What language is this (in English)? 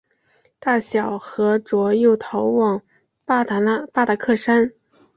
Chinese